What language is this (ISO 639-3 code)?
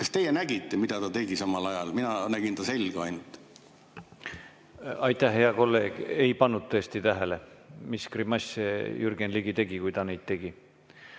est